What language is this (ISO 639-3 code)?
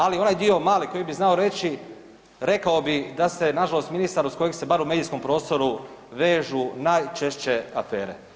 hrv